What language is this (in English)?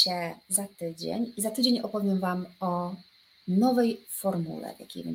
Polish